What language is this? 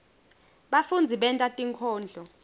Swati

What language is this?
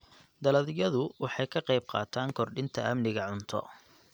Somali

